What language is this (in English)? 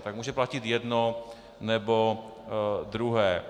Czech